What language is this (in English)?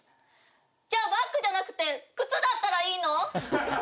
Japanese